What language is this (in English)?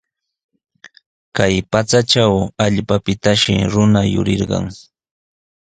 Sihuas Ancash Quechua